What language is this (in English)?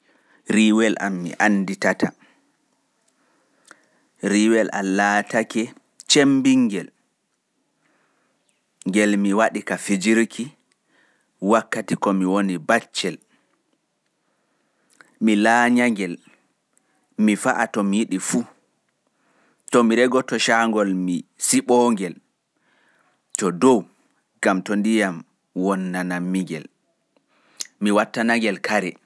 Fula